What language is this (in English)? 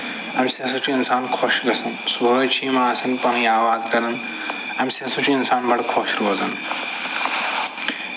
Kashmiri